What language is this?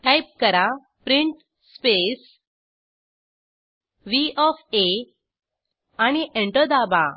Marathi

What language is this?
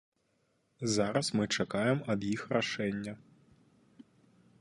Belarusian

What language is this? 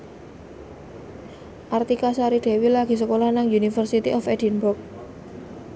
Javanese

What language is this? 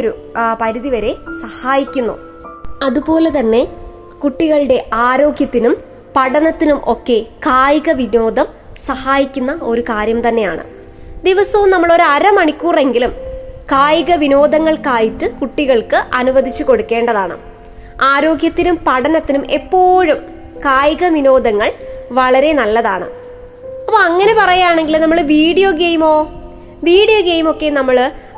Malayalam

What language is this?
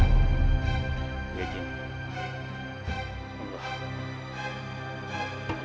Indonesian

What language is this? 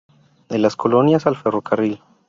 Spanish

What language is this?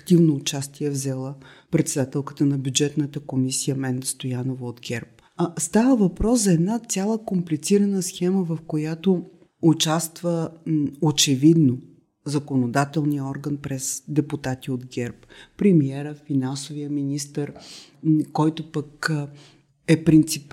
Bulgarian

